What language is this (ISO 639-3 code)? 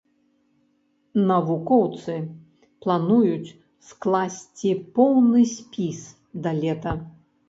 bel